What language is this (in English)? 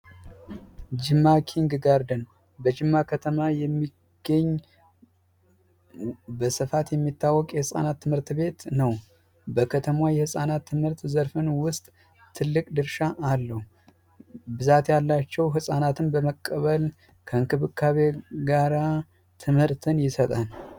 Amharic